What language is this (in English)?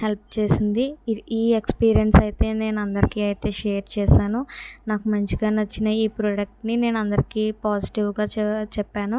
Telugu